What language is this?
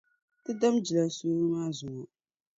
Dagbani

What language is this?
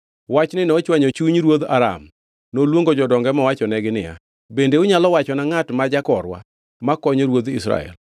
Luo (Kenya and Tanzania)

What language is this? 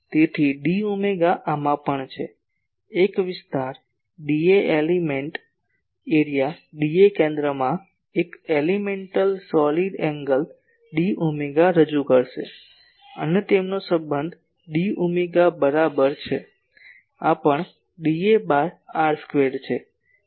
Gujarati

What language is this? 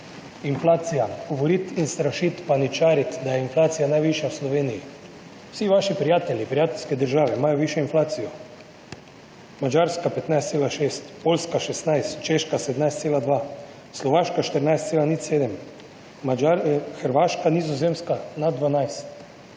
Slovenian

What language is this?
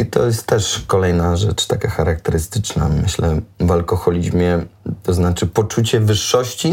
Polish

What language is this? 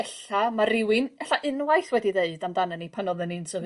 Welsh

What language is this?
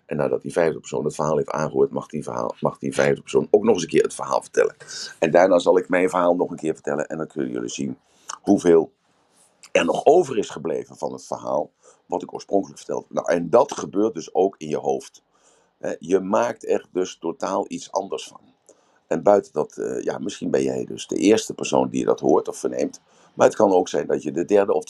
Dutch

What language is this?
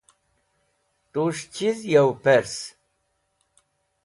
Wakhi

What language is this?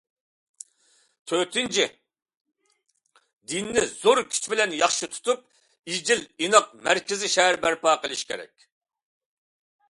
Uyghur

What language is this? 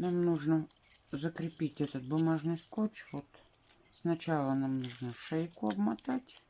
Russian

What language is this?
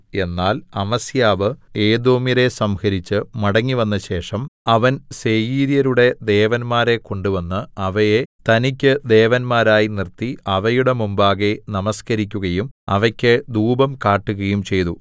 Malayalam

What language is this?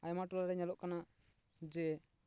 Santali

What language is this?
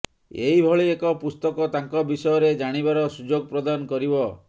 Odia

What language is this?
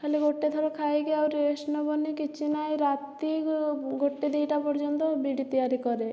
Odia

